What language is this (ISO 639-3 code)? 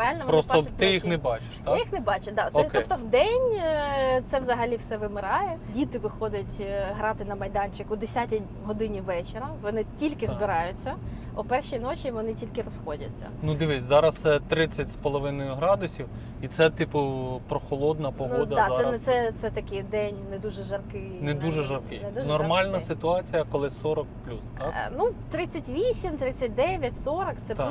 ukr